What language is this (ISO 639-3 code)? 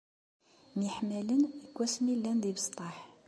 kab